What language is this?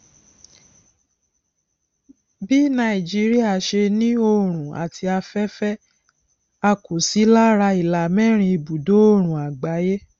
Yoruba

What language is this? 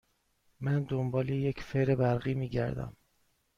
Persian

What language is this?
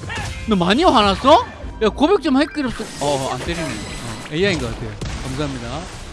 Korean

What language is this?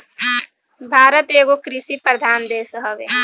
Bhojpuri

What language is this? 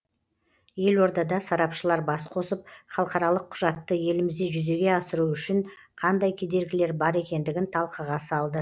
Kazakh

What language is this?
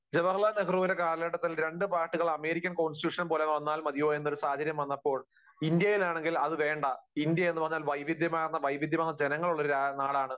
Malayalam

